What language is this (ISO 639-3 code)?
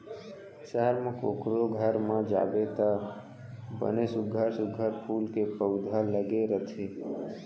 hne